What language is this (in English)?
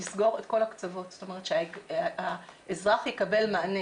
Hebrew